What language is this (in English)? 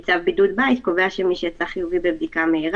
Hebrew